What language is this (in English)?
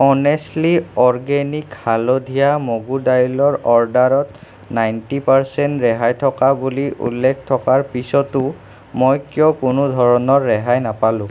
Assamese